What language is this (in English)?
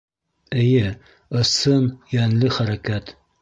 Bashkir